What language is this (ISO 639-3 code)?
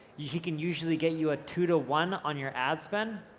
eng